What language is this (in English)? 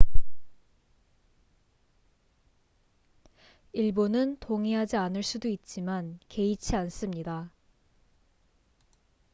Korean